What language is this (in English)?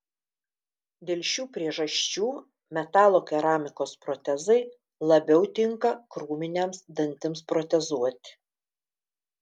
Lithuanian